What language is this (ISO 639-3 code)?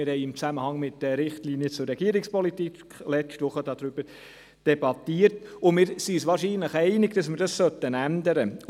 gsw